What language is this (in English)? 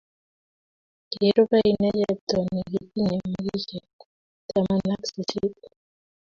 Kalenjin